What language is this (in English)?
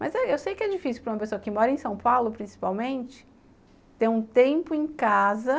Portuguese